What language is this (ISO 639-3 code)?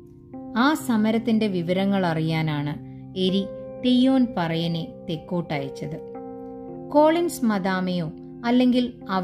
mal